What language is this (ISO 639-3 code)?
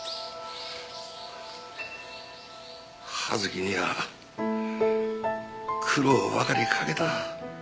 jpn